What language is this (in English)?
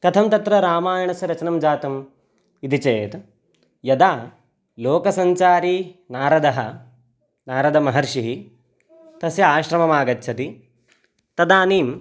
Sanskrit